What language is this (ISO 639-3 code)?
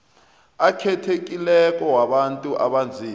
nbl